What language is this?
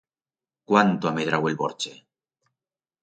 Aragonese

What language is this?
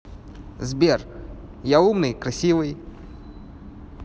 Russian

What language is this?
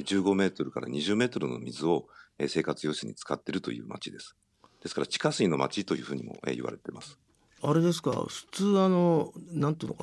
Japanese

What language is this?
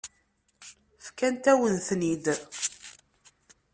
Kabyle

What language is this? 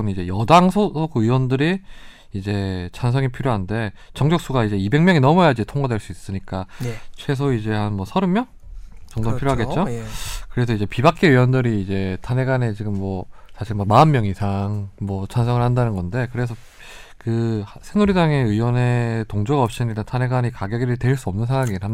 Korean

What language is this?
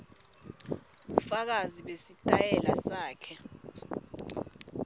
Swati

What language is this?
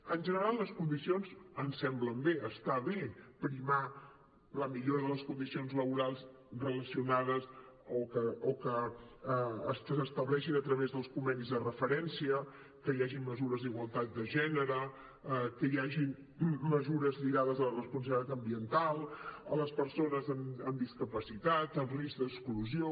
Catalan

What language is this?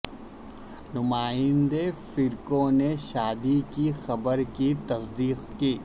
Urdu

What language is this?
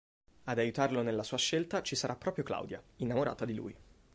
Italian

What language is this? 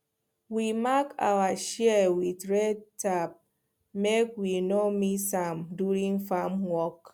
Nigerian Pidgin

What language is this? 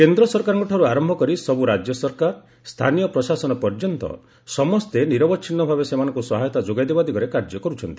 Odia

